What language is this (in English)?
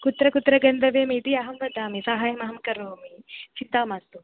Sanskrit